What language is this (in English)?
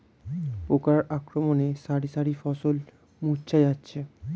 Bangla